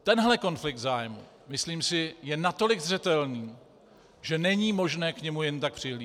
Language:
Czech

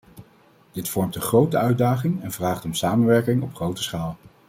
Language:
Dutch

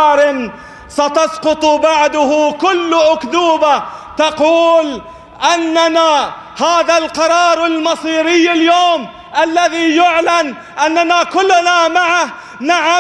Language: Arabic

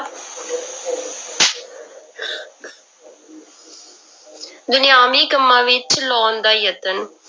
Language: Punjabi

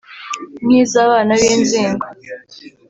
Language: Kinyarwanda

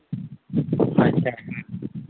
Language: Santali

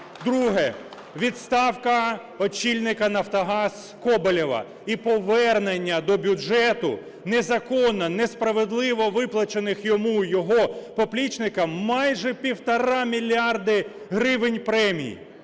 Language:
Ukrainian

